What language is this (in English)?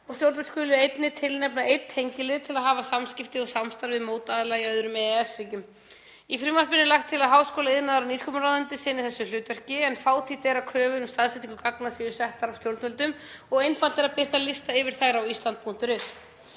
Icelandic